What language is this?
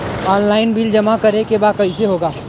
Bhojpuri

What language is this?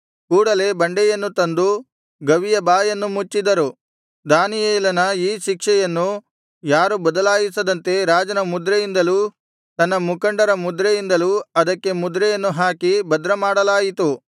Kannada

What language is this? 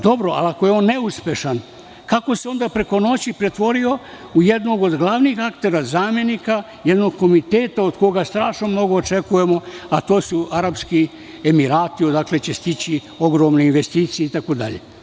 Serbian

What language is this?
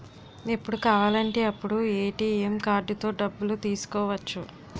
Telugu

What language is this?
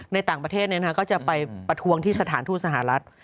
Thai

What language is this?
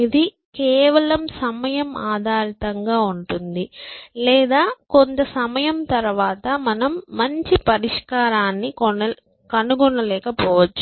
Telugu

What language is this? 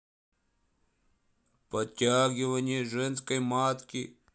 Russian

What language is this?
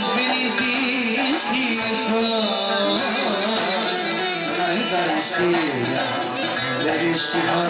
Arabic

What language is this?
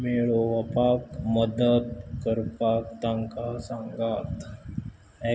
Konkani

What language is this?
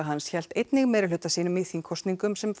Icelandic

